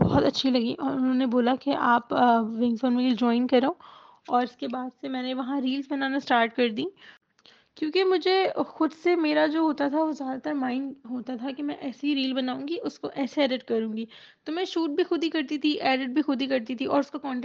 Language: Urdu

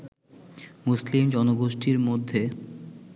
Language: Bangla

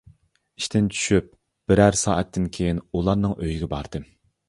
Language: Uyghur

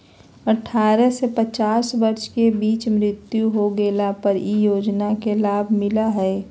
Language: Magahi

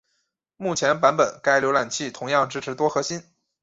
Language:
Chinese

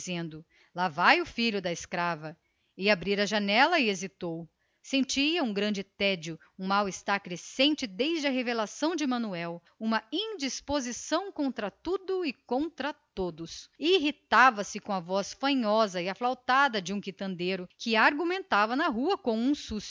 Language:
Portuguese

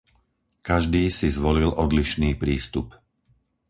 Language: Slovak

